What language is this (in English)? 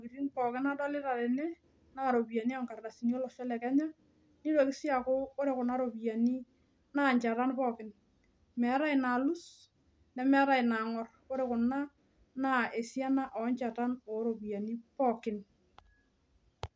Masai